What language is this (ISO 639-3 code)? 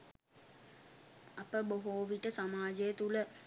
sin